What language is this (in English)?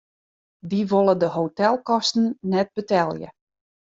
Western Frisian